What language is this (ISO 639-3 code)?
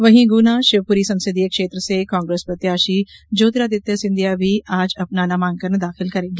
hin